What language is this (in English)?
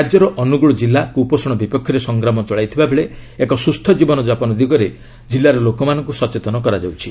Odia